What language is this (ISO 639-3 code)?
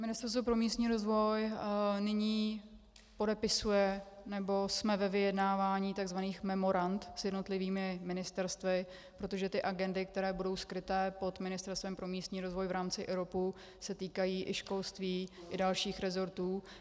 ces